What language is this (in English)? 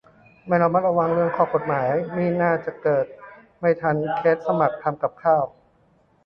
Thai